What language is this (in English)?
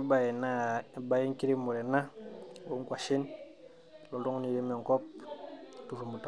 Masai